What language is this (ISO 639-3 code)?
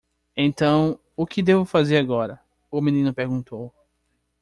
por